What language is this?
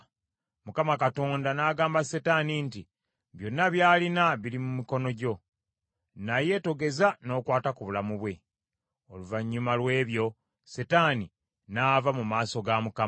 Ganda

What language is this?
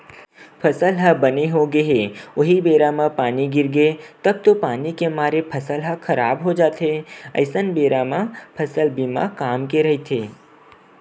Chhattisgarhi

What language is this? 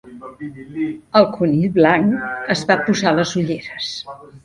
Catalan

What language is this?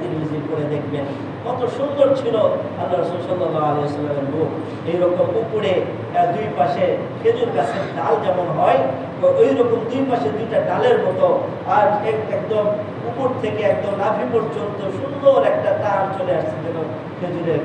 Bangla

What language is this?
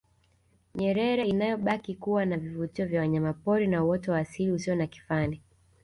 Swahili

